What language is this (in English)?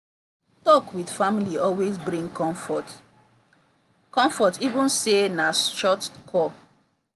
Nigerian Pidgin